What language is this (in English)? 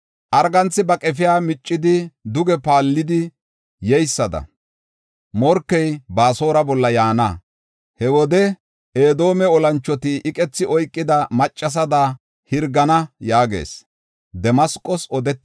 Gofa